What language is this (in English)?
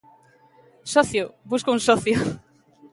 Galician